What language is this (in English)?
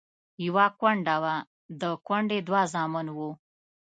Pashto